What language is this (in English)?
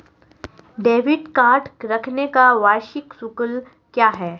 Hindi